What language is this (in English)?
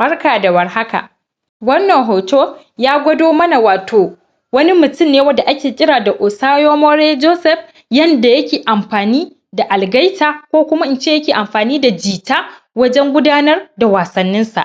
Hausa